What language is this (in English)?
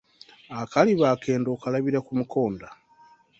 Ganda